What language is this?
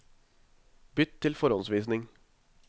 Norwegian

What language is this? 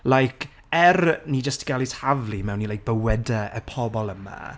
Welsh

